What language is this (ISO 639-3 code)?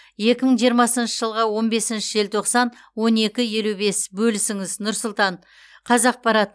kaz